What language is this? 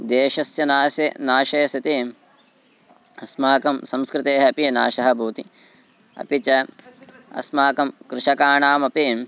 Sanskrit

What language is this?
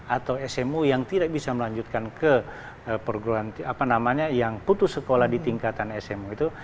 Indonesian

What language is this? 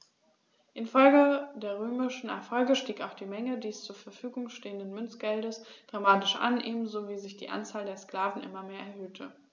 German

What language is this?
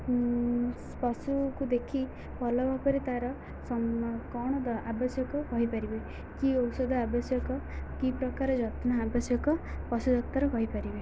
Odia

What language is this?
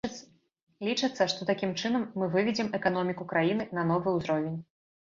Belarusian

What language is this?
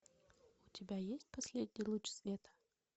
Russian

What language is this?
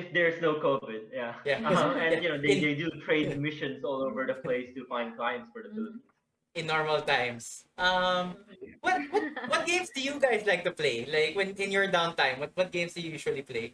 English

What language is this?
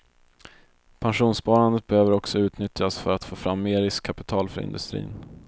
Swedish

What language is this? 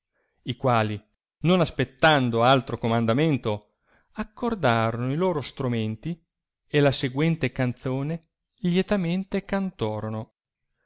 Italian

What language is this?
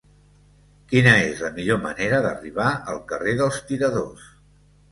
Catalan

